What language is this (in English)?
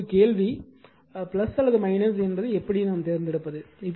Tamil